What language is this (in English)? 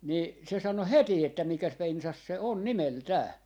Finnish